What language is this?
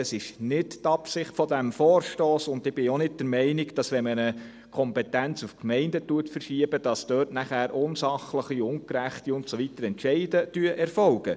Swiss German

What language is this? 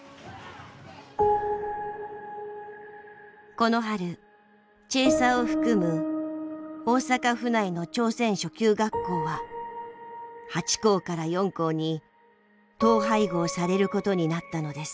Japanese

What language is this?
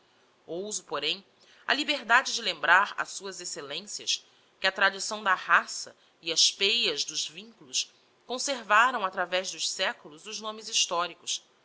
Portuguese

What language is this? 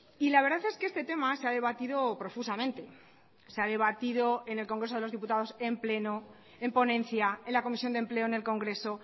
Spanish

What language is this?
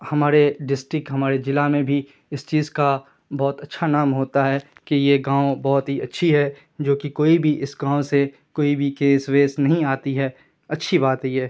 Urdu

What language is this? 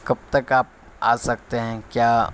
Urdu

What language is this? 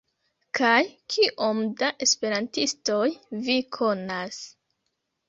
Esperanto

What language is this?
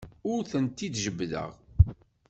Kabyle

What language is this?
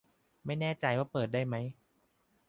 Thai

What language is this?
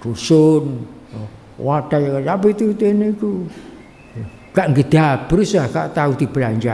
Indonesian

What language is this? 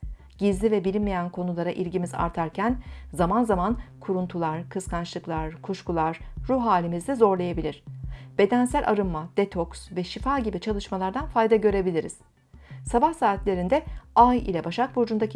Turkish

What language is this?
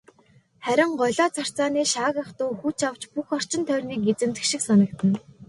Mongolian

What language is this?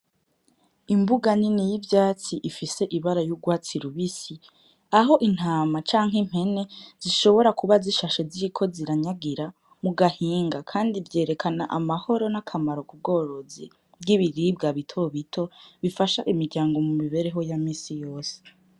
Rundi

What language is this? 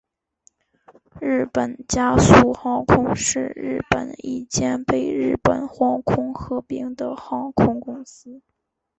Chinese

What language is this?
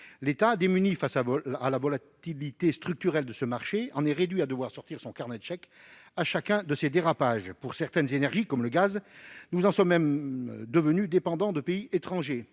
French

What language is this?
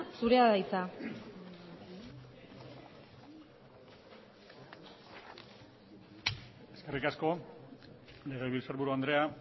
Basque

